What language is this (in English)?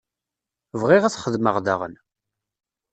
Kabyle